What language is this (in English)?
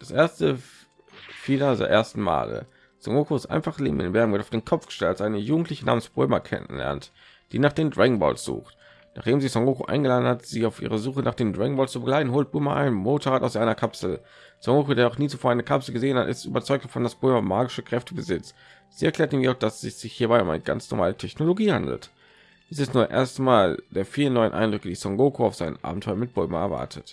German